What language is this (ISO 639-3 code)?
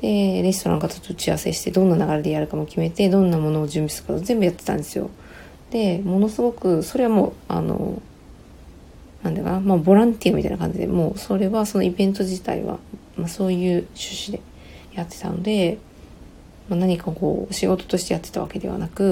jpn